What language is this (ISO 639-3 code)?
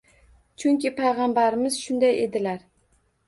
uzb